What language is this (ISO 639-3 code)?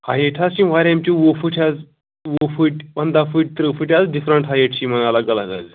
kas